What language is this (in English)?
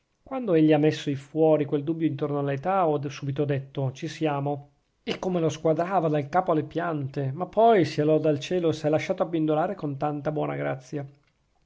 Italian